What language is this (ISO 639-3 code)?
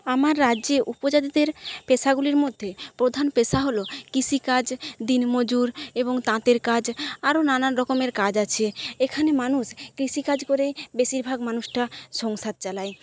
ben